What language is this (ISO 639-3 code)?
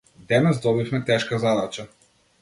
mkd